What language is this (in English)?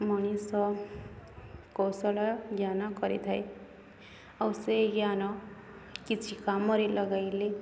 Odia